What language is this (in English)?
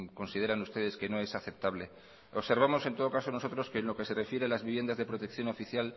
Spanish